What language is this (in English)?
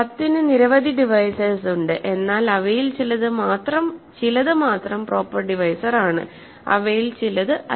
Malayalam